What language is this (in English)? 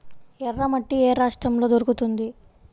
Telugu